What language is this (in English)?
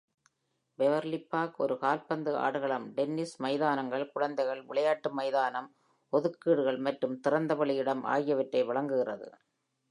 Tamil